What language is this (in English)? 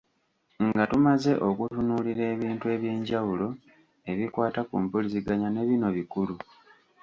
Ganda